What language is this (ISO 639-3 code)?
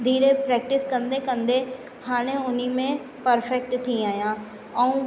snd